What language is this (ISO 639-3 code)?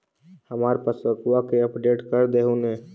mag